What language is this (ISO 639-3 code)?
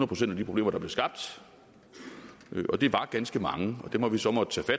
dan